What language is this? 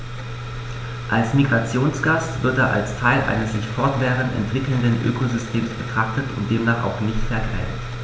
German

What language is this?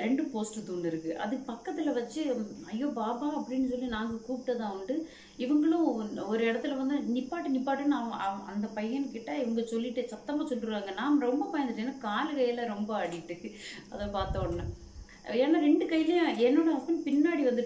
Hindi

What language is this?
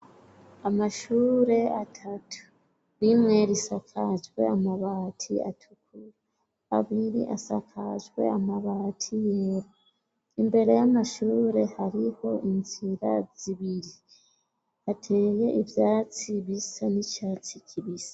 Rundi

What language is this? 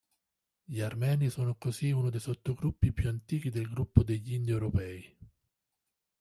Italian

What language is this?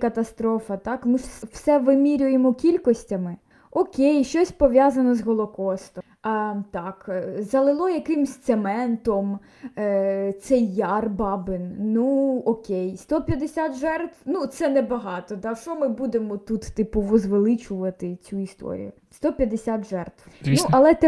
Ukrainian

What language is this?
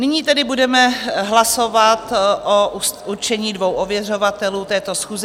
Czech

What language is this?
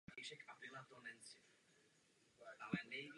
Czech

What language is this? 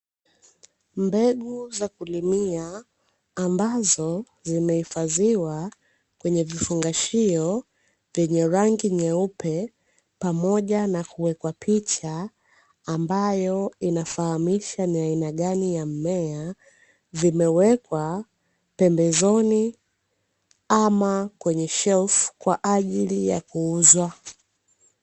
Swahili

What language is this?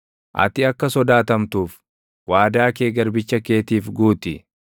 Oromo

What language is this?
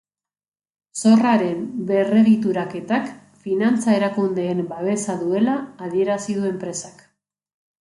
Basque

